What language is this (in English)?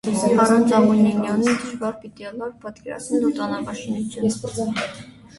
Armenian